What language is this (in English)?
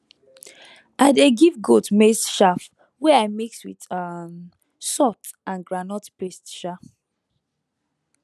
Nigerian Pidgin